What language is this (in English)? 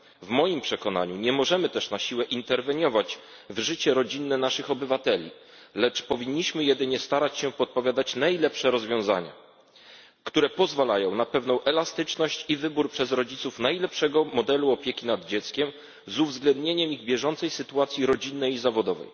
Polish